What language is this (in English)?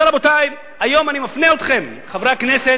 Hebrew